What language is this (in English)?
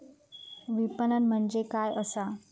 Marathi